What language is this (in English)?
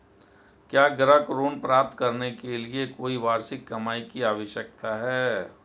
Hindi